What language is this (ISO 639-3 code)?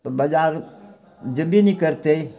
mai